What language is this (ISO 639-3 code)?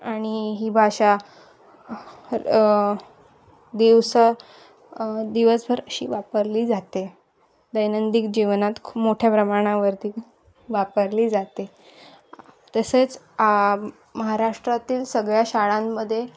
mar